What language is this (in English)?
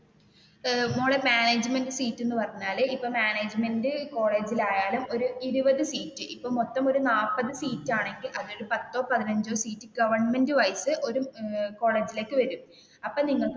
Malayalam